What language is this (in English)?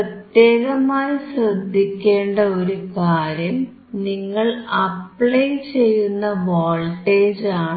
Malayalam